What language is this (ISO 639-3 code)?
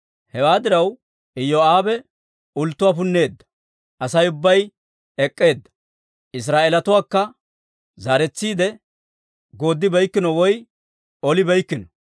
dwr